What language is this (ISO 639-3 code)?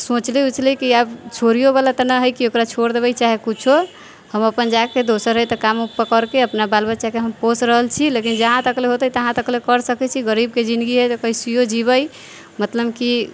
mai